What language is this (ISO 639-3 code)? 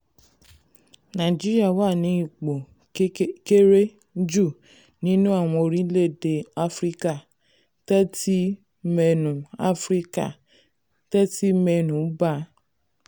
yor